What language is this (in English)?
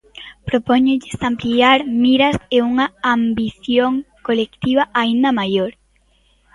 Galician